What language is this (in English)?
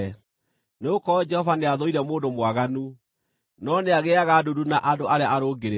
Kikuyu